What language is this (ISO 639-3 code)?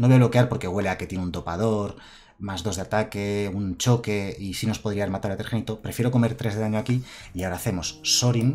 spa